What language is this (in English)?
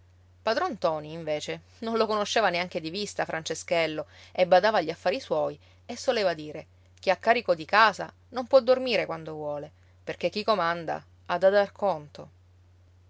Italian